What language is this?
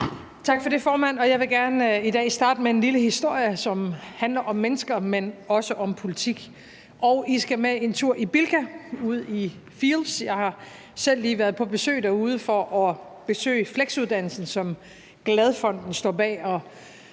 Danish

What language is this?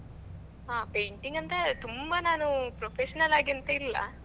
Kannada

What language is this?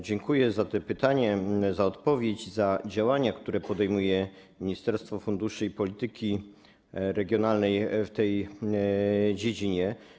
Polish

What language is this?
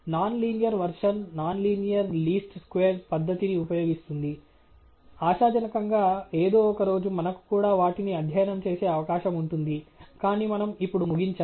Telugu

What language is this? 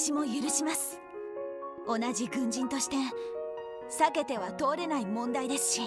Japanese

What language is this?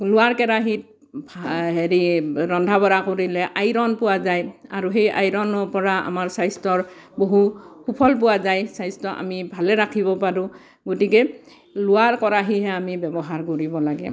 Assamese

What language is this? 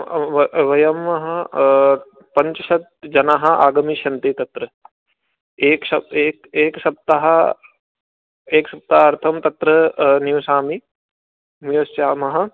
Sanskrit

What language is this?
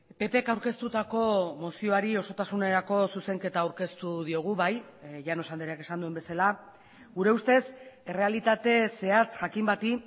Basque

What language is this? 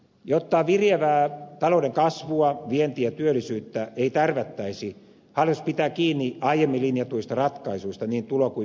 Finnish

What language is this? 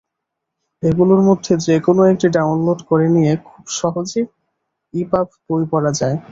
Bangla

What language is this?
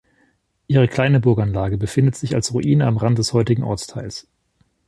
German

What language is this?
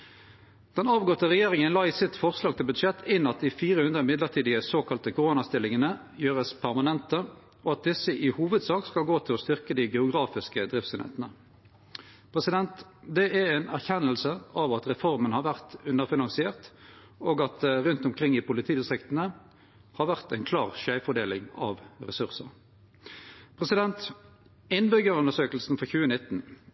Norwegian Nynorsk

